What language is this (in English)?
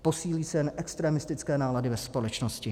Czech